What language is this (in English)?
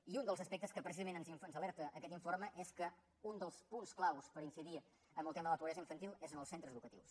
Catalan